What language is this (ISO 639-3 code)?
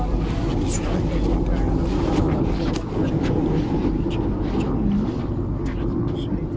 mai